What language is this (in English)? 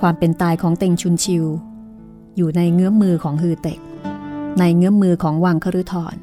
Thai